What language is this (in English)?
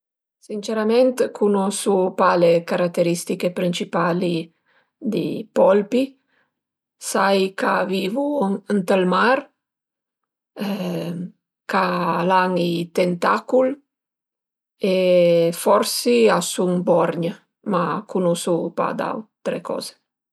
Piedmontese